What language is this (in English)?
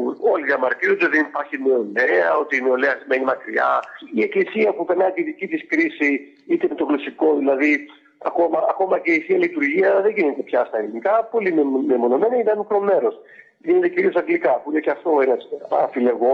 Greek